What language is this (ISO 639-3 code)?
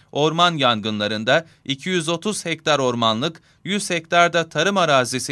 tur